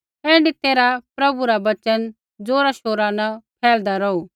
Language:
Kullu Pahari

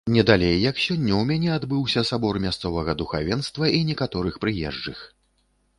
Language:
Belarusian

